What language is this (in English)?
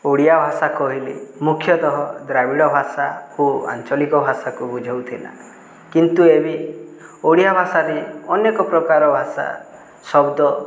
Odia